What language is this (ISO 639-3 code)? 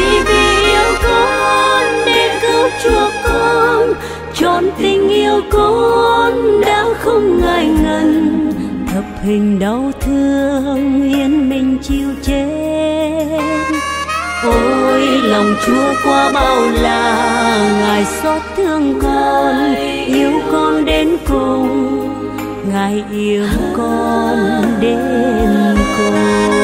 vie